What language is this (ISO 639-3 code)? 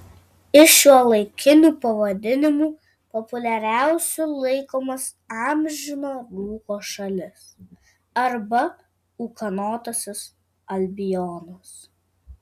lit